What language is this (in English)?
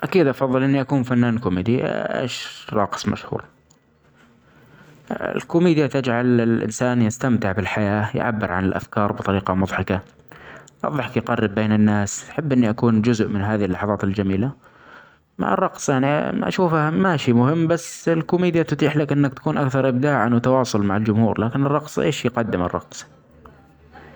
Omani Arabic